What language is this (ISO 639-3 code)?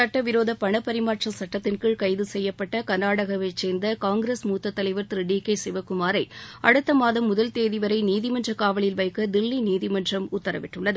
tam